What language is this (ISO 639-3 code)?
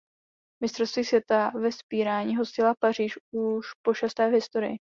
ces